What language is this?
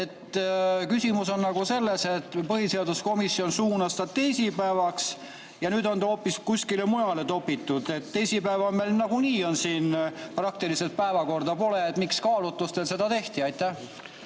Estonian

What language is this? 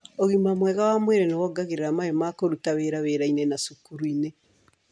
Kikuyu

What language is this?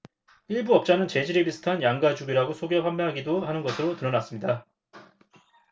Korean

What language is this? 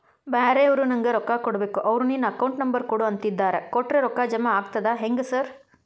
Kannada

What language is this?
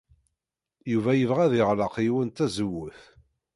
Kabyle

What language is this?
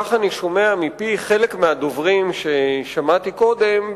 Hebrew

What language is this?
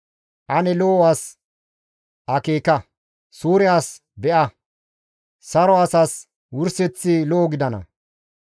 Gamo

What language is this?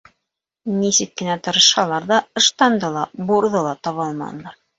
Bashkir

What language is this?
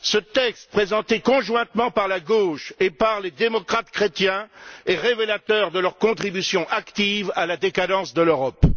French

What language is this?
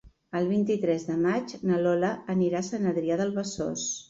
Catalan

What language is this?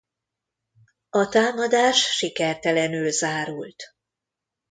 Hungarian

